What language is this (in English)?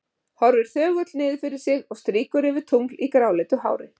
Icelandic